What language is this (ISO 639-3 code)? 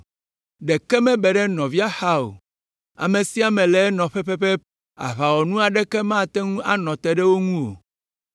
ewe